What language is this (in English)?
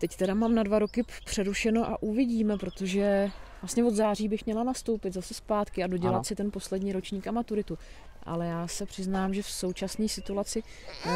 Czech